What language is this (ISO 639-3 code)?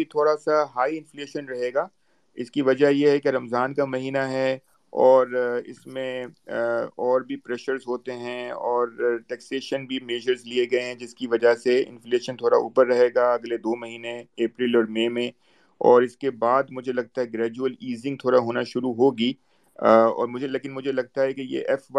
urd